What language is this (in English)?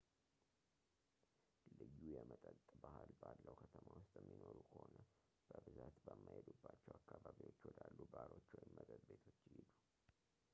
Amharic